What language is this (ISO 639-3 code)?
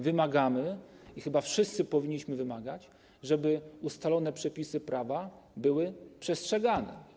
pol